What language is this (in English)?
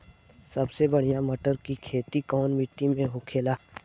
Bhojpuri